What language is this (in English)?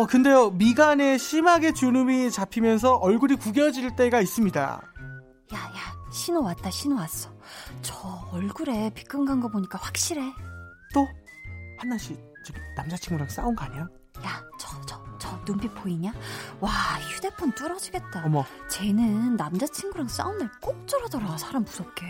Korean